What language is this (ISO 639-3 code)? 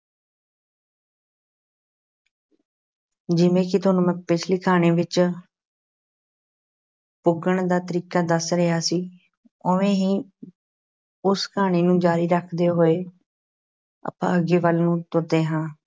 pan